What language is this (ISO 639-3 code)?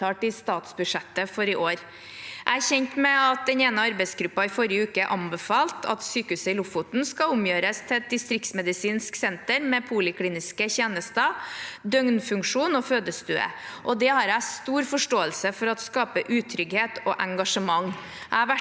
nor